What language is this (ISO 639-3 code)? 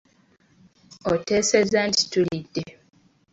lug